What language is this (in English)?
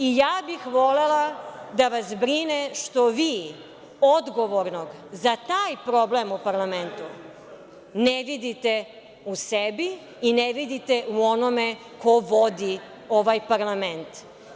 Serbian